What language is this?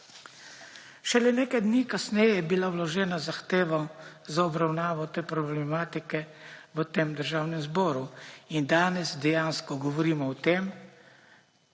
Slovenian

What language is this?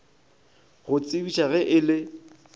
Northern Sotho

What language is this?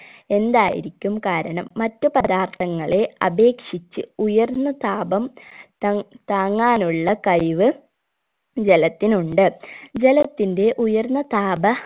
Malayalam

